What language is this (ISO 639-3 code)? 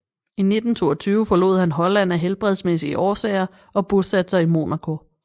dan